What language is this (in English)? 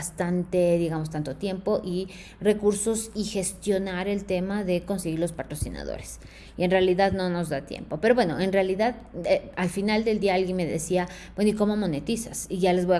Spanish